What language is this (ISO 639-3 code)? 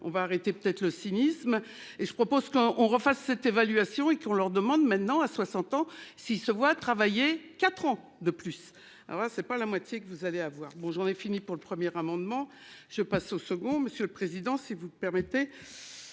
fra